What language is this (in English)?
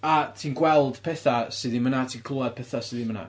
Welsh